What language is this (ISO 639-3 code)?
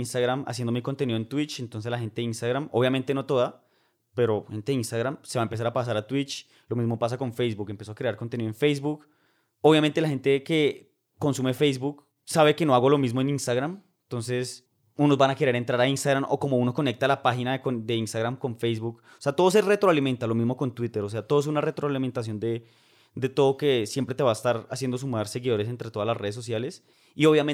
spa